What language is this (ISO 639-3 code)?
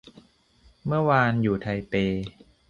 tha